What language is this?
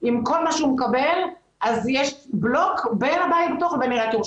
Hebrew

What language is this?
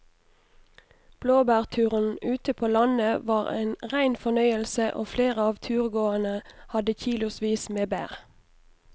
Norwegian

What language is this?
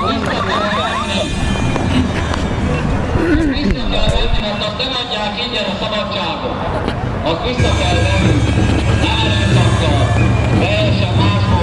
Hungarian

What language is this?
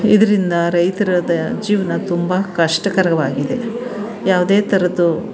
Kannada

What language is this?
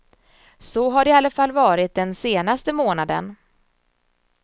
Swedish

